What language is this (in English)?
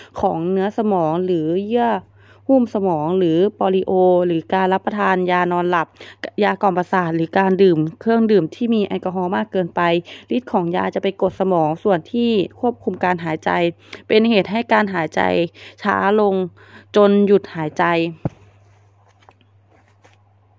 Thai